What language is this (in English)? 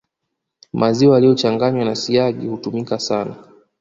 Swahili